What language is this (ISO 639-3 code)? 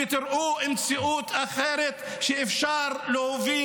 heb